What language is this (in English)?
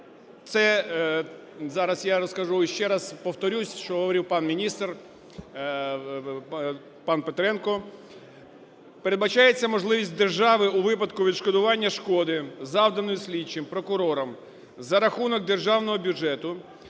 Ukrainian